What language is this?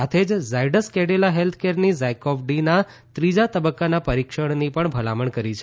Gujarati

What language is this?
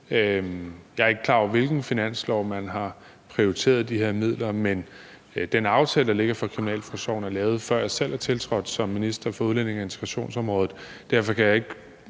Danish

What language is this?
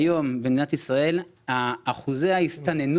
Hebrew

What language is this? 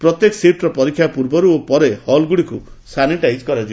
Odia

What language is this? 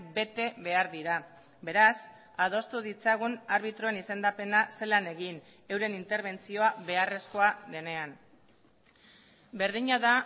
Basque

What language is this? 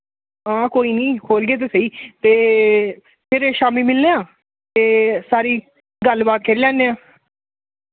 Dogri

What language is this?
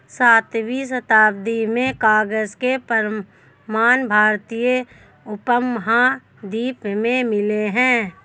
Hindi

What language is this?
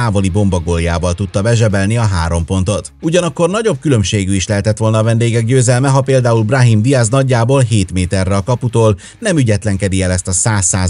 Hungarian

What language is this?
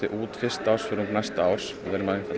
Icelandic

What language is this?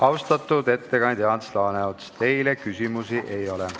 Estonian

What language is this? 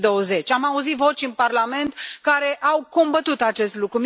Romanian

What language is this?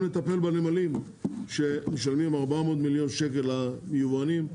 Hebrew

